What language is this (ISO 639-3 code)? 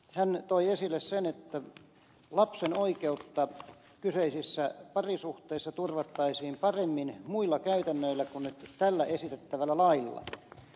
fin